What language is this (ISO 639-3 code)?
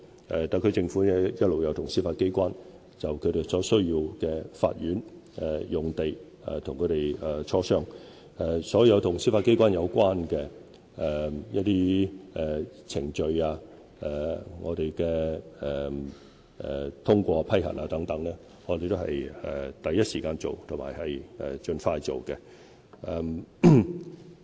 yue